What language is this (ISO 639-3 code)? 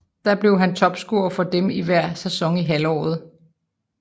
dan